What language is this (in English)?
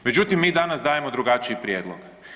Croatian